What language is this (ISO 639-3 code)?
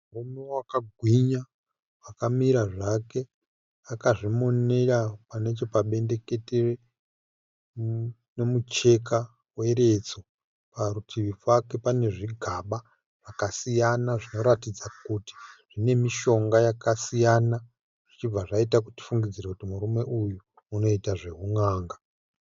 sna